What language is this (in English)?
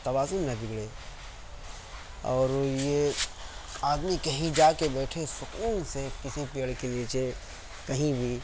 Urdu